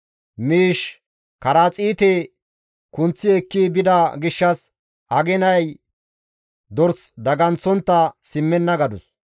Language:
Gamo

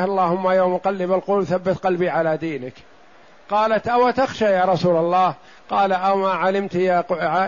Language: Arabic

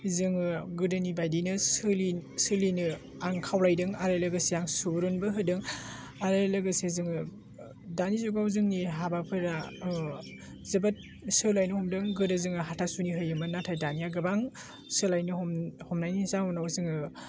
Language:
Bodo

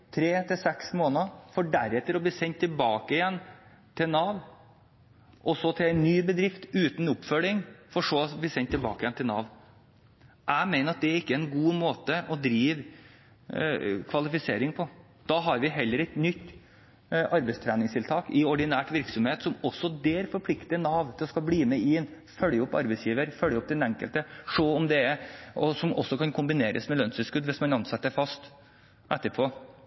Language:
Norwegian Bokmål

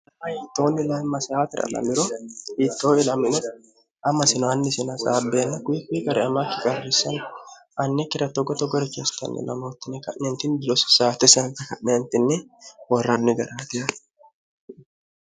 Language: Sidamo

